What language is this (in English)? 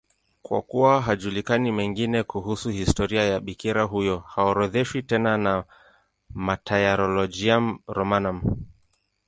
Swahili